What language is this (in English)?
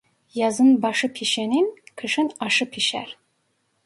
Turkish